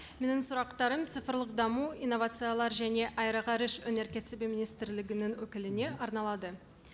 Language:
Kazakh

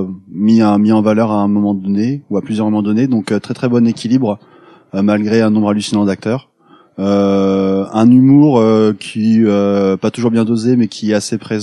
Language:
French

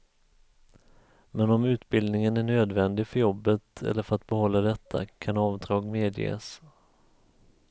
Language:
Swedish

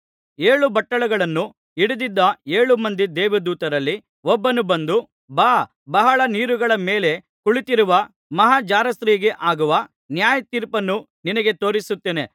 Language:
Kannada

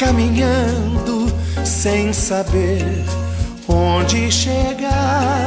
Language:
Portuguese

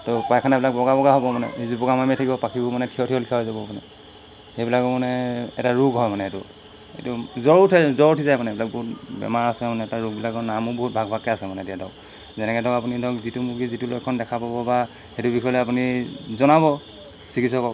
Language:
Assamese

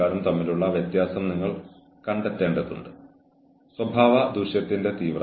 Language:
Malayalam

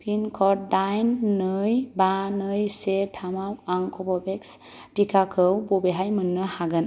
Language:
Bodo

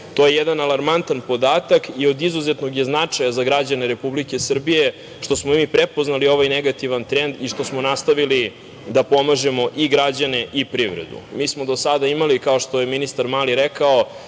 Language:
Serbian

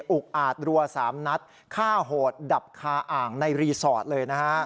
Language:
Thai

